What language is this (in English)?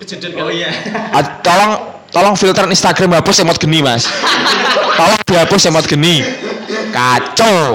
Indonesian